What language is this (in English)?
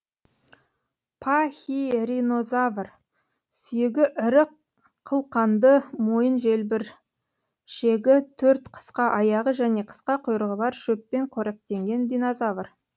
Kazakh